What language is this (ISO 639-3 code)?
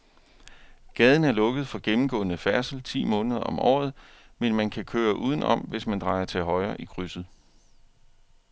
dan